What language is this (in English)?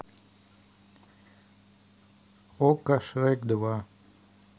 Russian